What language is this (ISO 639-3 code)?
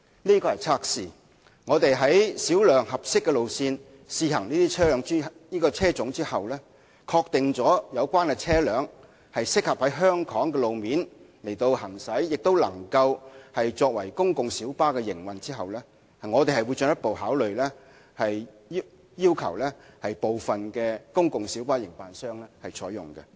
yue